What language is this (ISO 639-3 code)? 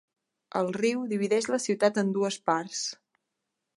cat